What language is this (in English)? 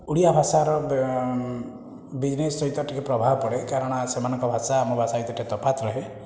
Odia